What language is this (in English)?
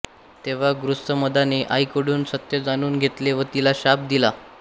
Marathi